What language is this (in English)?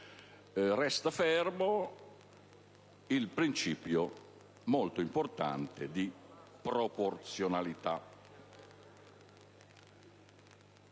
Italian